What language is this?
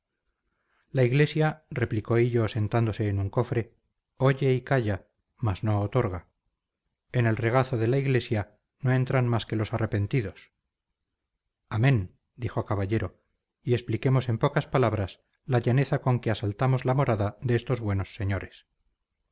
Spanish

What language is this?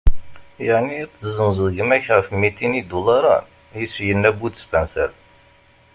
Kabyle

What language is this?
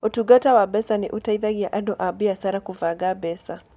Kikuyu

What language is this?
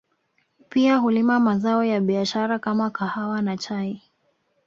Swahili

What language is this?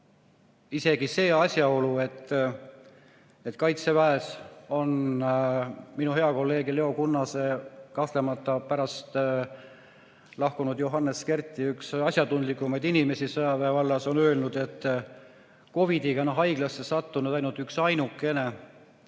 Estonian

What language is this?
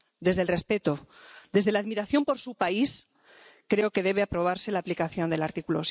Spanish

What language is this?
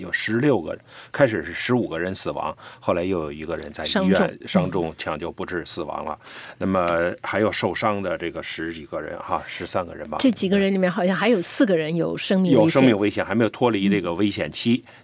Chinese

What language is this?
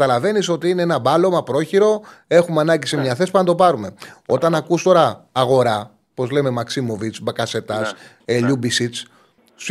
Greek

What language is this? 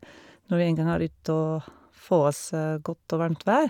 Norwegian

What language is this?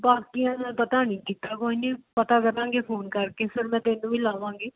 Punjabi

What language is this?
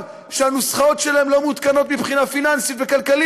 Hebrew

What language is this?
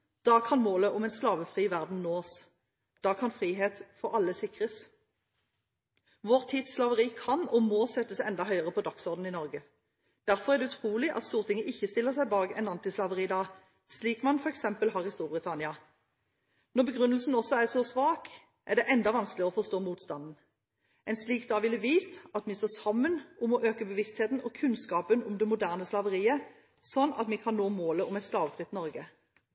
Norwegian Bokmål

